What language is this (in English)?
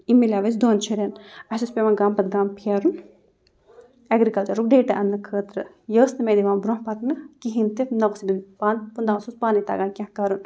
Kashmiri